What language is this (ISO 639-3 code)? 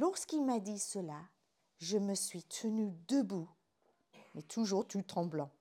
fra